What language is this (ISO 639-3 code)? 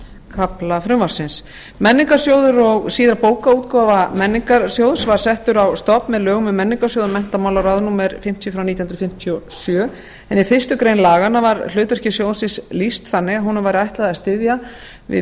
isl